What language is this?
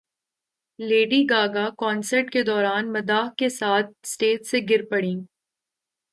Urdu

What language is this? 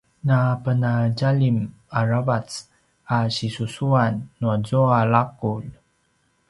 Paiwan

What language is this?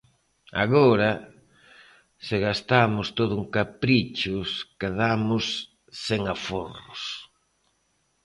Galician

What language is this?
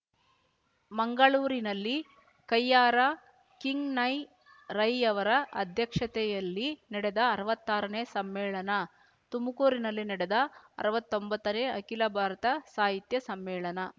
Kannada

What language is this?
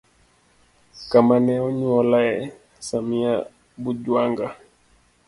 Luo (Kenya and Tanzania)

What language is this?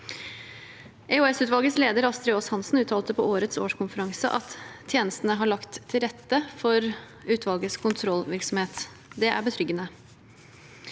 Norwegian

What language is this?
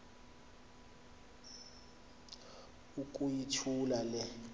Xhosa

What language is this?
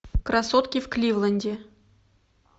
Russian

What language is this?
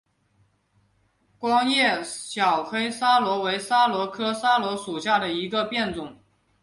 Chinese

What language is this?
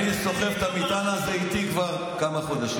Hebrew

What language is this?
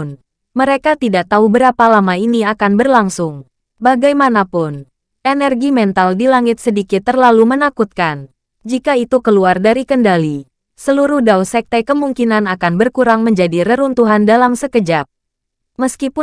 Indonesian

